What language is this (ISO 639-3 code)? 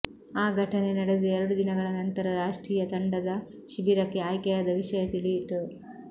kan